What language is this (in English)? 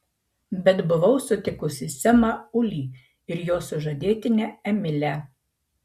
Lithuanian